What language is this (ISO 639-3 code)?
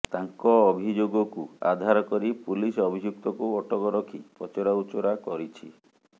ori